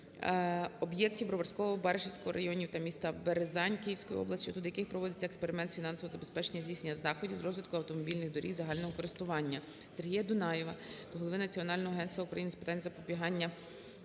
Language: Ukrainian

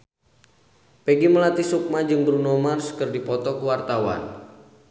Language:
Sundanese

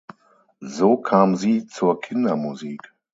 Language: German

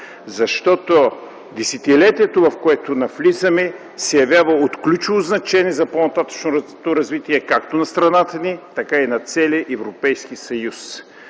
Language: Bulgarian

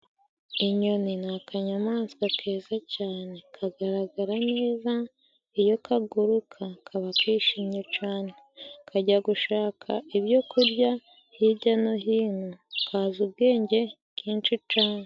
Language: Kinyarwanda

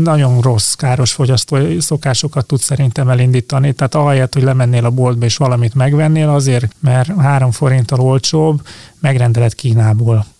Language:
Hungarian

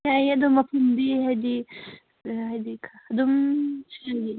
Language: Manipuri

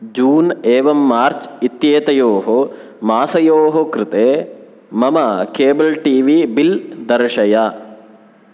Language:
Sanskrit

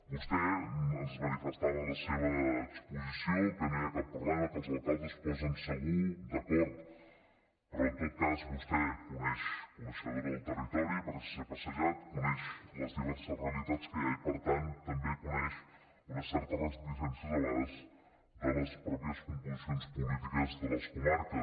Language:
Catalan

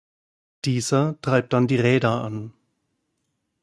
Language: German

